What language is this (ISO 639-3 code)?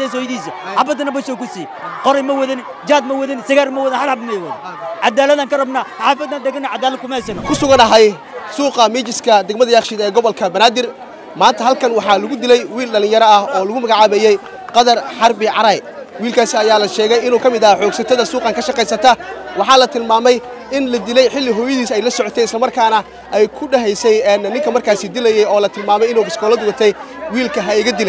ara